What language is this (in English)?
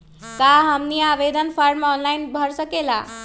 Magahi